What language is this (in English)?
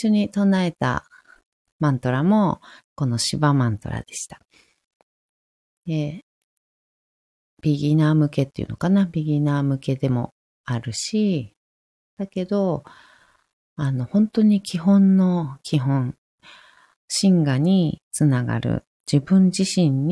Japanese